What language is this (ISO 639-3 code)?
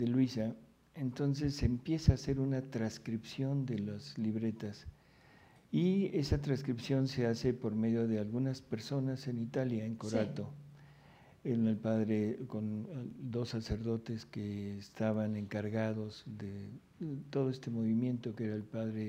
spa